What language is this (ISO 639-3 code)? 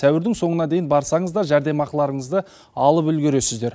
kaz